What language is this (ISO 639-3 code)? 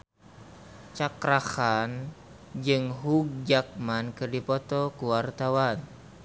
sun